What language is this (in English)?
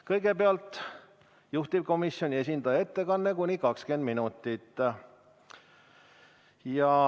Estonian